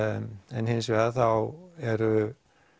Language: Icelandic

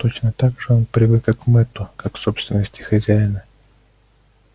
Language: Russian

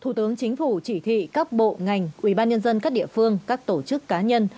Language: Vietnamese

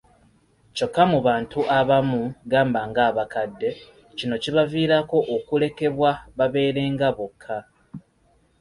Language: Ganda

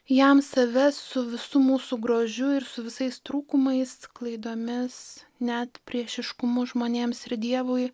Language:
Lithuanian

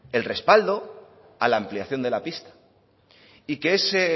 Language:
Spanish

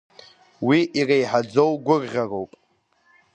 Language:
Abkhazian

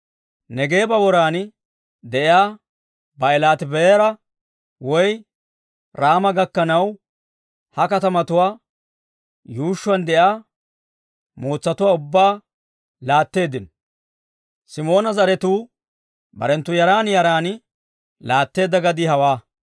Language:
Dawro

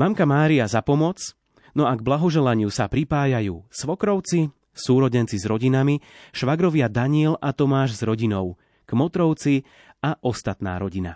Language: Slovak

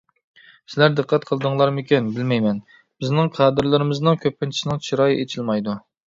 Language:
Uyghur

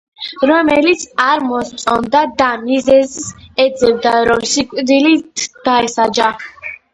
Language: Georgian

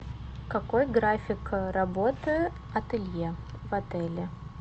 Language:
Russian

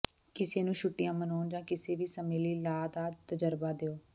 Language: Punjabi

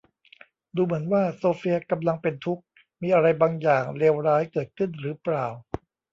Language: Thai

